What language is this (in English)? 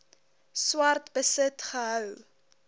Afrikaans